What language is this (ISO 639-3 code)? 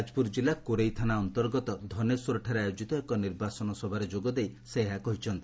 ori